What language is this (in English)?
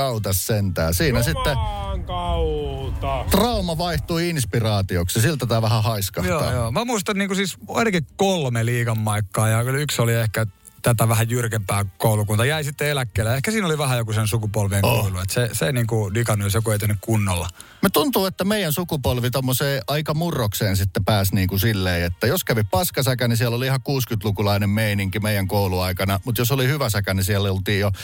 Finnish